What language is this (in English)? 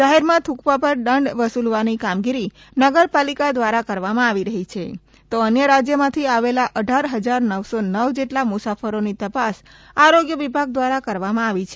Gujarati